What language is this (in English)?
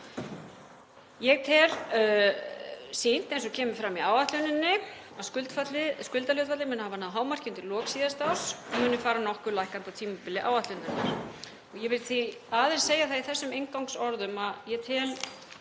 Icelandic